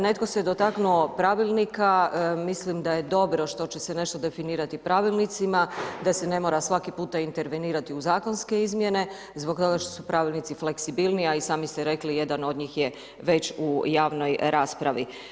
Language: Croatian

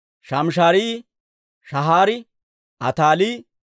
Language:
Dawro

